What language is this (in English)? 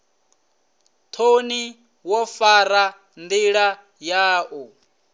Venda